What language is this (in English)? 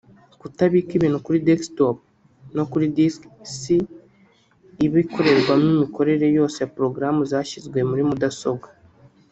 Kinyarwanda